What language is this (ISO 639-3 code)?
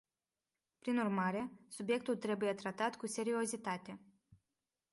ron